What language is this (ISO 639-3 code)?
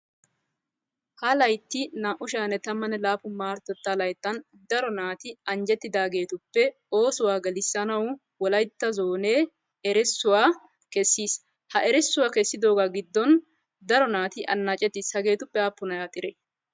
wal